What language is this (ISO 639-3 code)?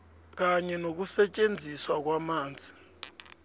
nbl